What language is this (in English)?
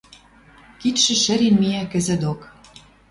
Western Mari